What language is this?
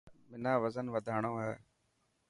Dhatki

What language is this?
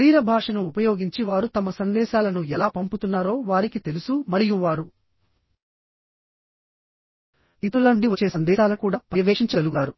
Telugu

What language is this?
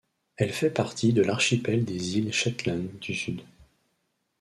French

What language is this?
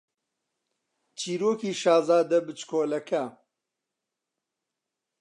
Central Kurdish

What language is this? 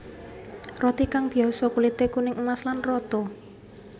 Javanese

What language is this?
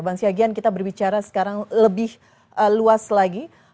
Indonesian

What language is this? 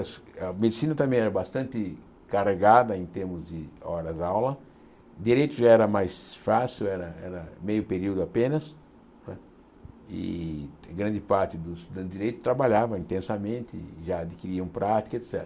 Portuguese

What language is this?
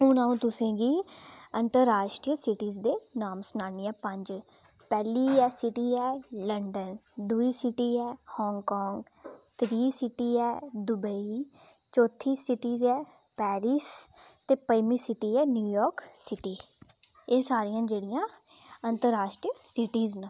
Dogri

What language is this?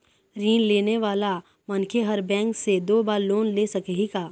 Chhattisgarhi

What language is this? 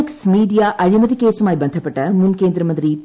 Malayalam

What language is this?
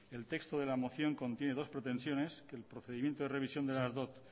Spanish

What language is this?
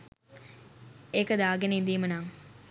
Sinhala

